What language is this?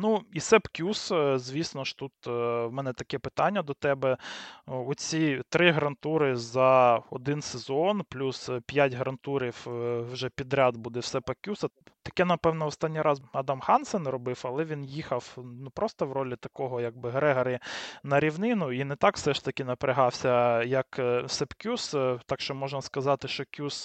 Ukrainian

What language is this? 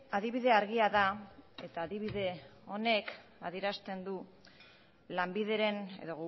Basque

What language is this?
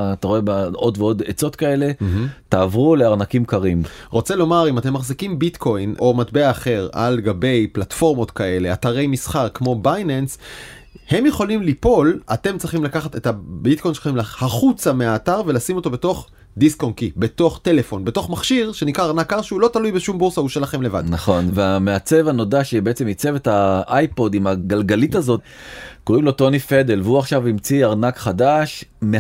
Hebrew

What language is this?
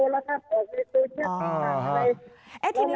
Thai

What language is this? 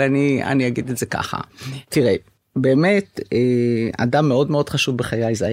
Hebrew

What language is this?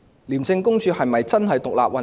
Cantonese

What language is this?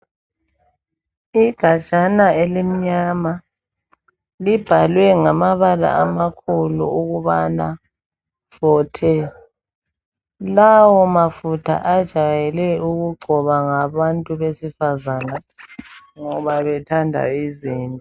North Ndebele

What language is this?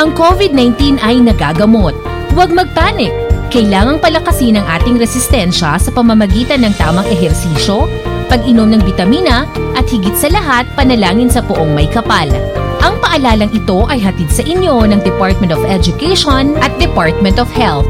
Filipino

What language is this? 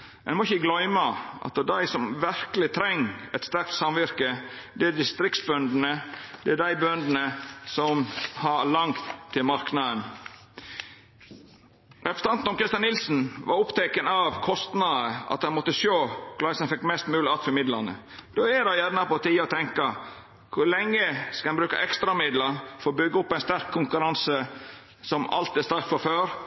Norwegian Nynorsk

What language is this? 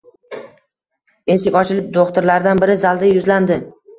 Uzbek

